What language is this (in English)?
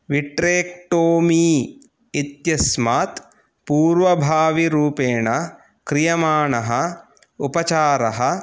Sanskrit